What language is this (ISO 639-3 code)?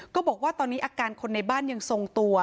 tha